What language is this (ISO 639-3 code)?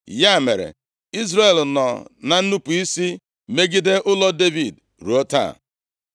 ibo